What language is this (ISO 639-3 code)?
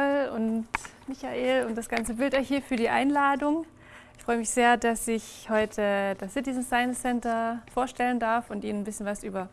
deu